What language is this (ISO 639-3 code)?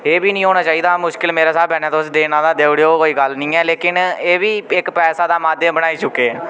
doi